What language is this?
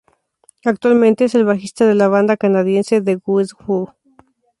Spanish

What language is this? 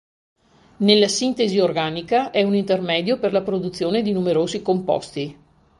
Italian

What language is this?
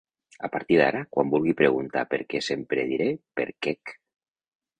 Catalan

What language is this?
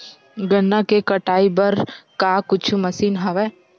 Chhattisgarhi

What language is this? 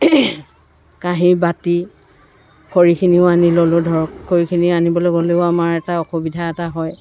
Assamese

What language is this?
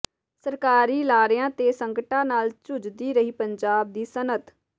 Punjabi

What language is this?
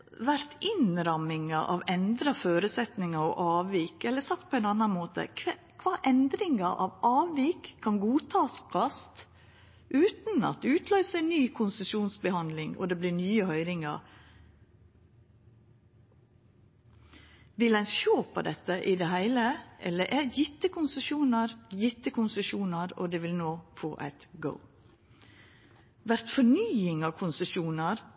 Norwegian Nynorsk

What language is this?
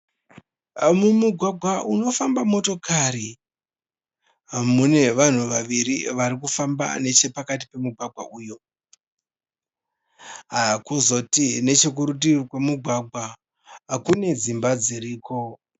Shona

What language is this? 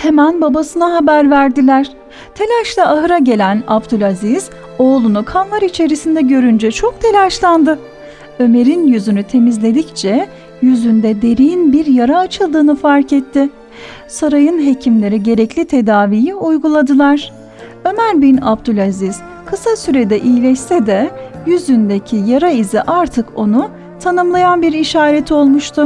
Turkish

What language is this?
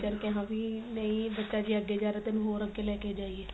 Punjabi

